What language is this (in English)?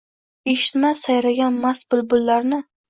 Uzbek